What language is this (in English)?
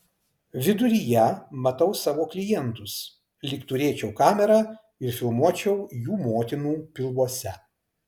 Lithuanian